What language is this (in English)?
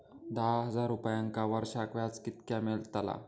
Marathi